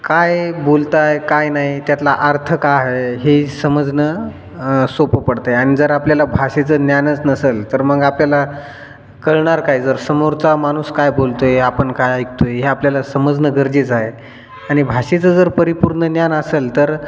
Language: Marathi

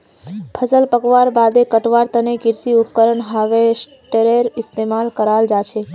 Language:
Magahi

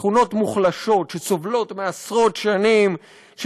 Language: Hebrew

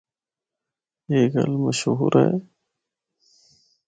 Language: Northern Hindko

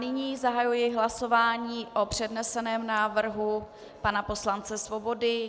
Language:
Czech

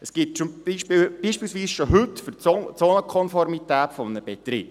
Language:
Swiss German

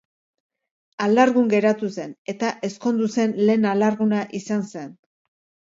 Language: Basque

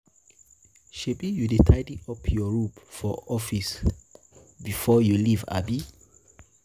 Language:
Nigerian Pidgin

